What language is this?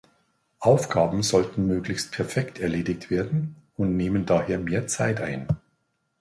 German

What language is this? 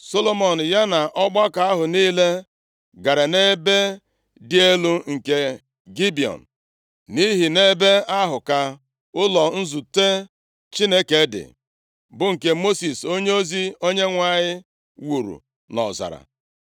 Igbo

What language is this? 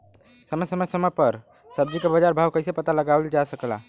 Bhojpuri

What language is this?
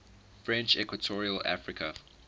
English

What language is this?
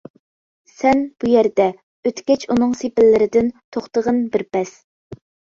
Uyghur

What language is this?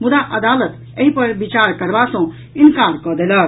Maithili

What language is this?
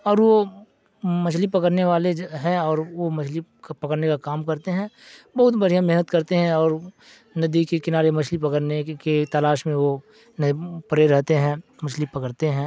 Urdu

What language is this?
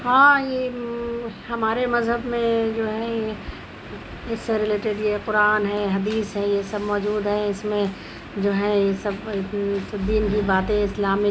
Urdu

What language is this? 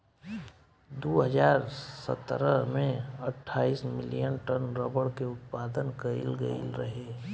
Bhojpuri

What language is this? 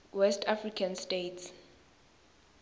Swati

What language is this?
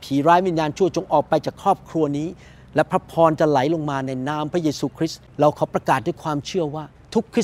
Thai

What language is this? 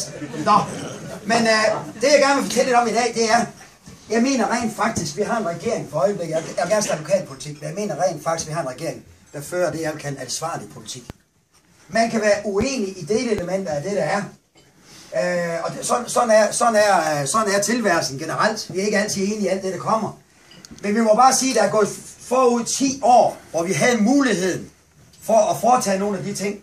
Danish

